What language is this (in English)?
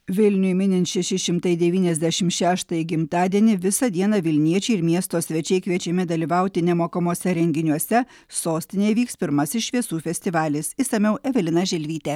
Lithuanian